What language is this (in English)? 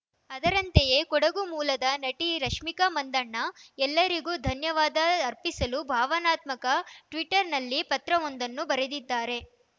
Kannada